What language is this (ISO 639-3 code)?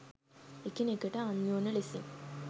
sin